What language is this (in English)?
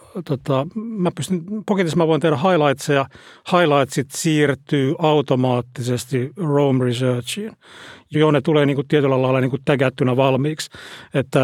Finnish